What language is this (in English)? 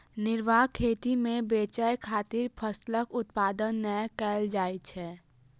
Maithili